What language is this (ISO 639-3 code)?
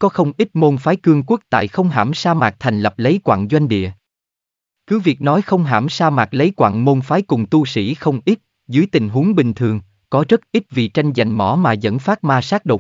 vie